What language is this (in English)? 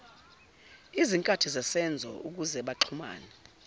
Zulu